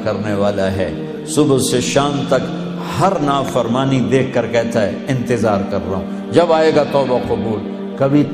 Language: Urdu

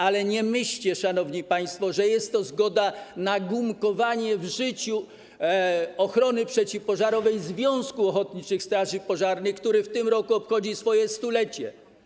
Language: Polish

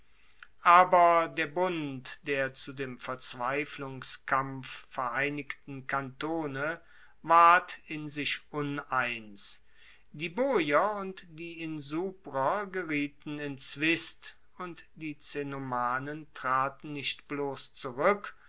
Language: German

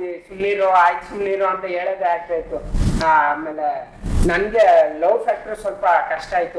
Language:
Kannada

